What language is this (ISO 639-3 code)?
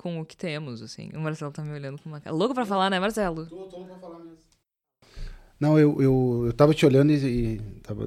por